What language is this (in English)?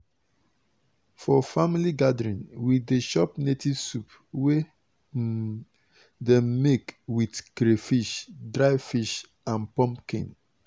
Nigerian Pidgin